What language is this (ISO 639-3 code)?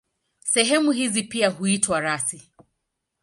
swa